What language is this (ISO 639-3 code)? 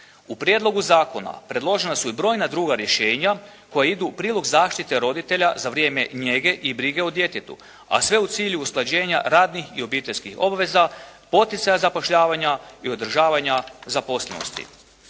hrv